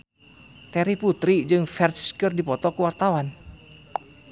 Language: Sundanese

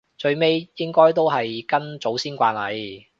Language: Cantonese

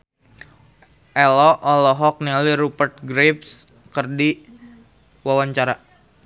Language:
Sundanese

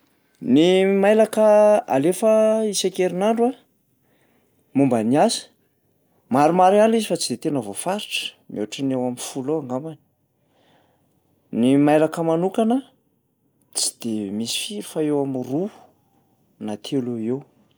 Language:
Malagasy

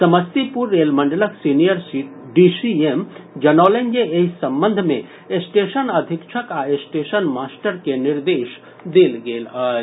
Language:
Maithili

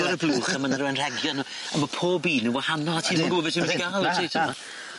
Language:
Welsh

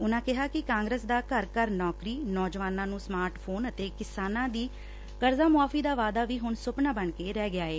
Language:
Punjabi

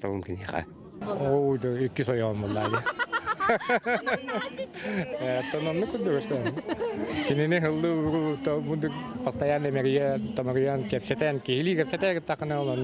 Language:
Russian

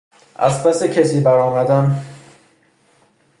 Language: Persian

